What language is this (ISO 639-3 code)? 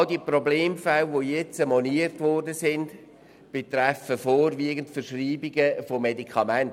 gsw